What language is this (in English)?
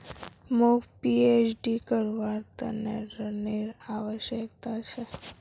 Magahi